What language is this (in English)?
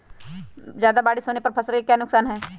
Magahi